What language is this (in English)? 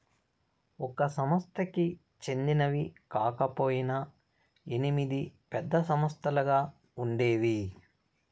Telugu